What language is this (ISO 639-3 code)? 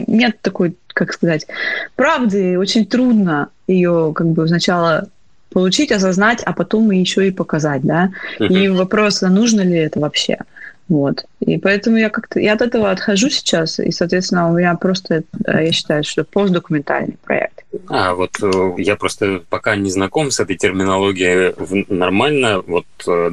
rus